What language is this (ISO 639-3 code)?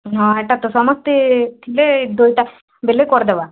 ori